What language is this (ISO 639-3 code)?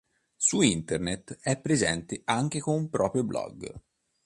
ita